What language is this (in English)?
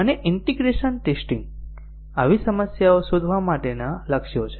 Gujarati